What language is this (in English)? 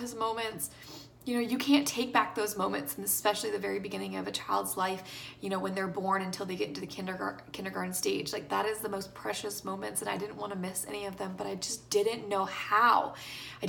English